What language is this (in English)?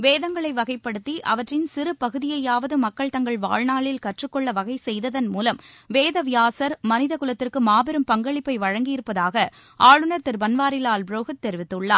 Tamil